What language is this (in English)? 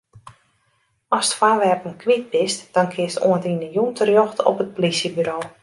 Western Frisian